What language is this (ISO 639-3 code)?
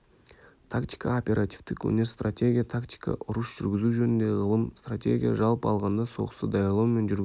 kaz